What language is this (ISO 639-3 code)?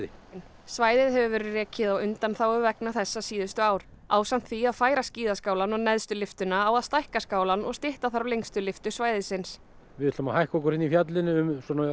isl